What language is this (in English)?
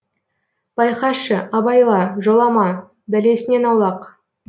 Kazakh